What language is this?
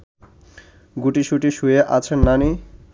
Bangla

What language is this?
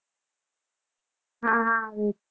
Gujarati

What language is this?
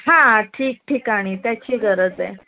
Marathi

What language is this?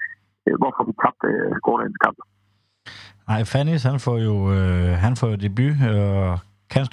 Danish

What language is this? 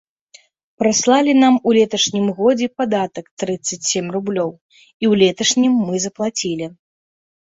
Belarusian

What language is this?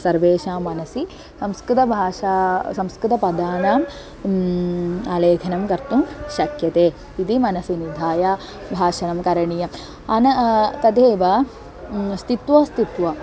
Sanskrit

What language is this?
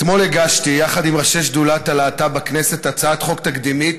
Hebrew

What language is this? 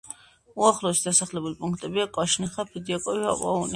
Georgian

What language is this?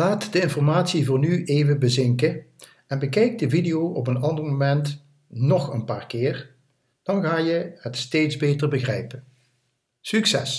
Dutch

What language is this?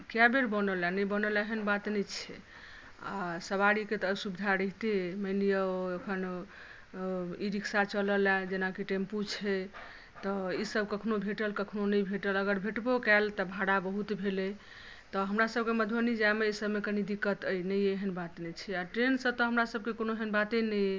Maithili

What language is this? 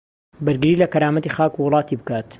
Central Kurdish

